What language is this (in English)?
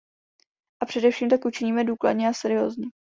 Czech